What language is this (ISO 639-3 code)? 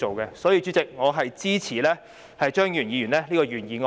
yue